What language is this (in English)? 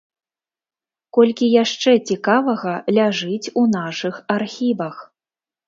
Belarusian